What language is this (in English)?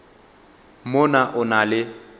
Northern Sotho